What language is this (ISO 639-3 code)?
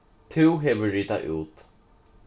fao